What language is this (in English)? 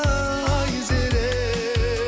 Kazakh